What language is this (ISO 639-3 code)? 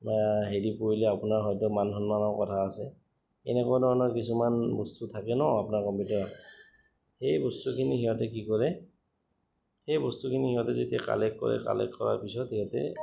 asm